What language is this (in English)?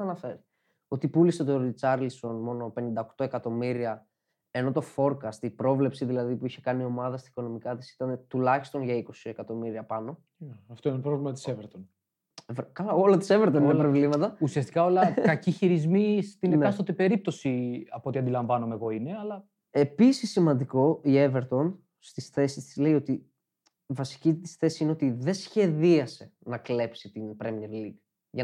Greek